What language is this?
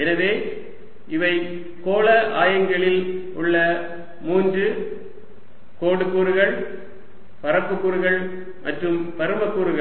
Tamil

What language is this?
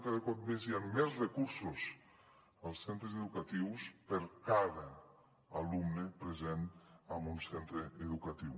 Catalan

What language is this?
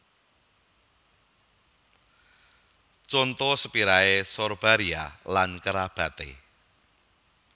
Javanese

